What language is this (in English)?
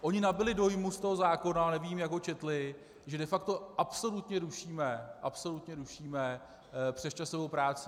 Czech